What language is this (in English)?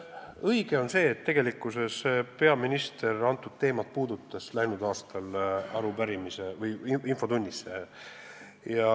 Estonian